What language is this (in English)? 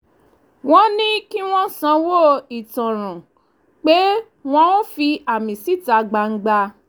Yoruba